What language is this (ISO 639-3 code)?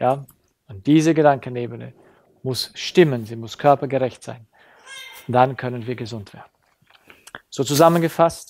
deu